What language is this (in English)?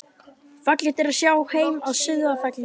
Icelandic